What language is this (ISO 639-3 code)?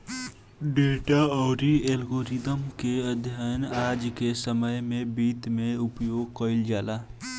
bho